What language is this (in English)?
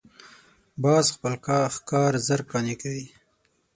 Pashto